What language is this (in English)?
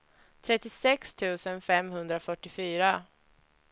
Swedish